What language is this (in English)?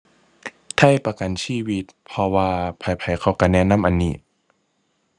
Thai